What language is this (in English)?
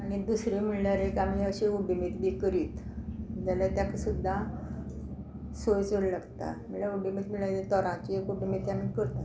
Konkani